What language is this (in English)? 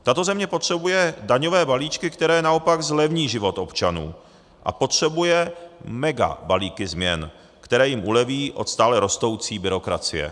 Czech